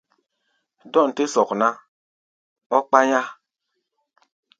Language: Gbaya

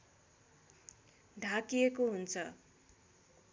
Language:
Nepali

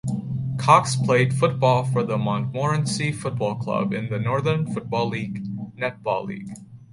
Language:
English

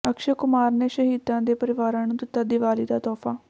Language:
Punjabi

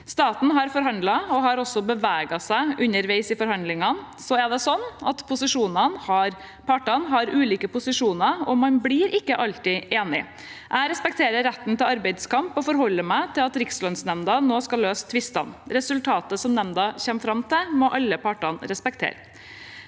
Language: Norwegian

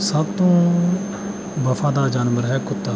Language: Punjabi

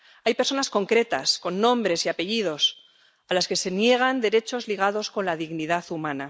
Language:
Spanish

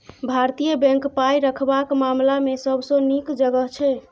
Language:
Maithili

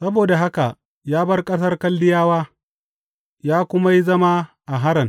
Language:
Hausa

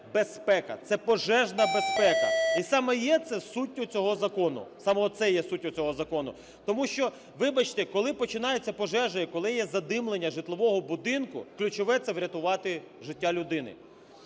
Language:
Ukrainian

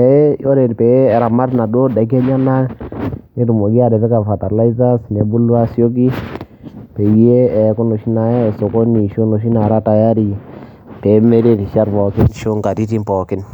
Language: Masai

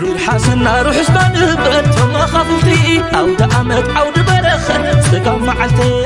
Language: Arabic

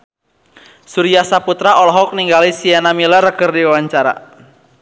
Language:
Sundanese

